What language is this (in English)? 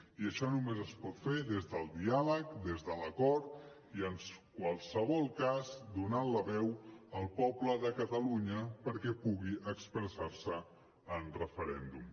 Catalan